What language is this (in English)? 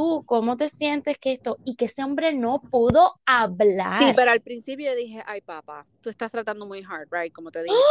Spanish